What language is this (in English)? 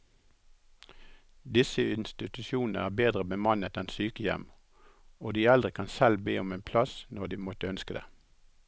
Norwegian